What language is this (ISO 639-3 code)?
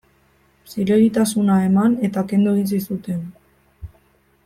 eus